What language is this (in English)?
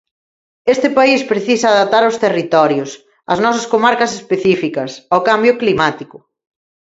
Galician